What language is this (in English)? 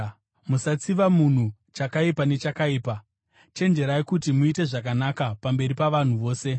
Shona